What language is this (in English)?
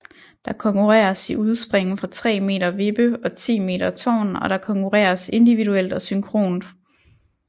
Danish